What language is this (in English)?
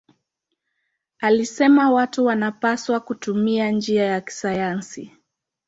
Swahili